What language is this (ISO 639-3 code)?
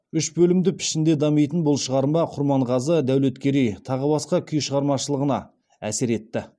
kaz